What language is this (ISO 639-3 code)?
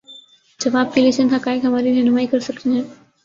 urd